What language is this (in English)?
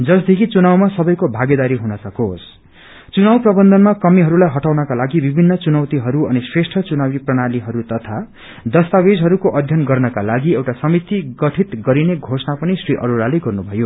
Nepali